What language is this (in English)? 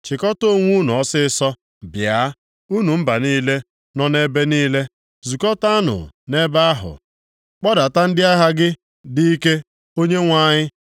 Igbo